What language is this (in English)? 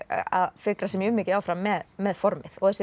Icelandic